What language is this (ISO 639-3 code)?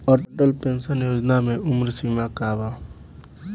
bho